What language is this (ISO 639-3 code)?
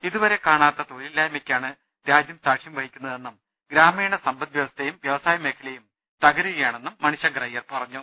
mal